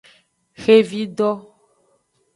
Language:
Aja (Benin)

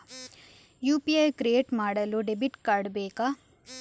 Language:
Kannada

